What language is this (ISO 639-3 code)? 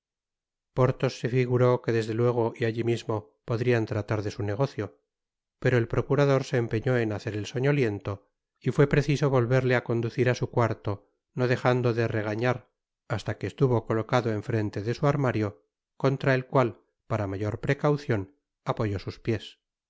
spa